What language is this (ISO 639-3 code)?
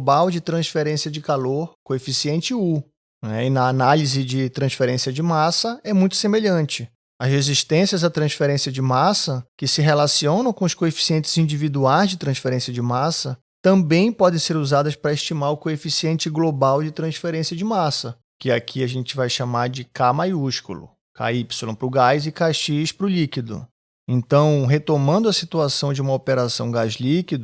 por